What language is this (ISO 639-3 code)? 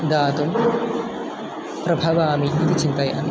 san